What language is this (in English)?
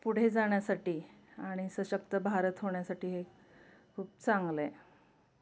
Marathi